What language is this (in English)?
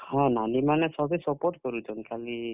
Odia